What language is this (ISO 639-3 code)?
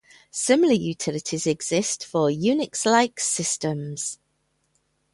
eng